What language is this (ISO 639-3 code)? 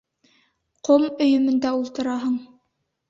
bak